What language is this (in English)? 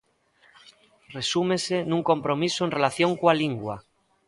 Galician